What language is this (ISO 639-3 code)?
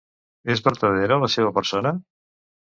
cat